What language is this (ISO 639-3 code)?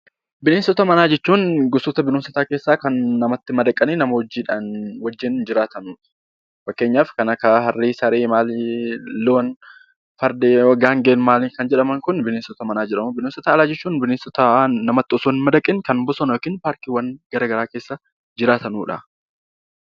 orm